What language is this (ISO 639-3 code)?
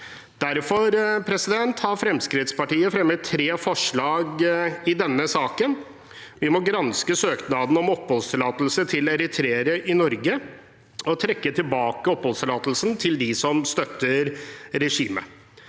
nor